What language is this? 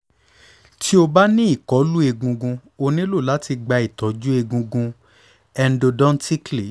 Yoruba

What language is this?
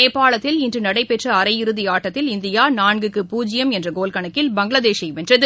Tamil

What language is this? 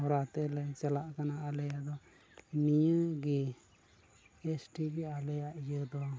Santali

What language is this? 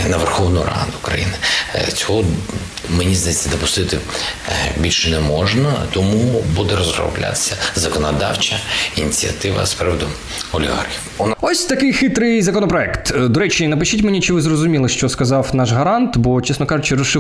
Ukrainian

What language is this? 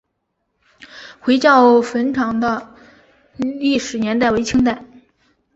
Chinese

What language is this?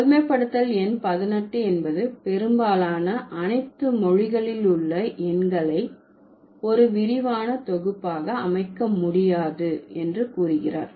Tamil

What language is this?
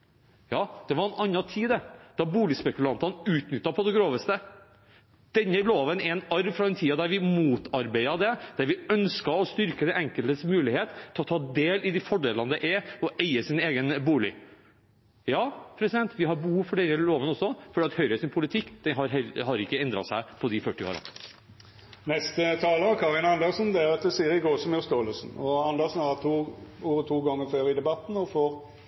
Norwegian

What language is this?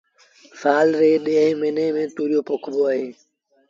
Sindhi Bhil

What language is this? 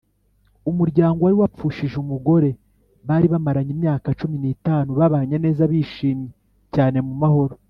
Kinyarwanda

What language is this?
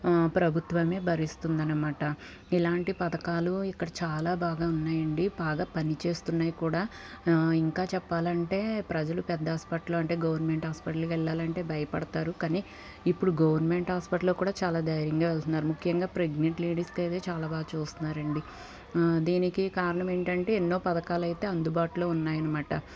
Telugu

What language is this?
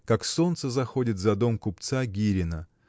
Russian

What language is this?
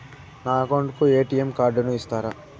Telugu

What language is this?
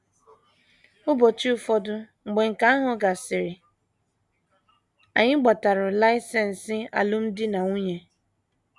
Igbo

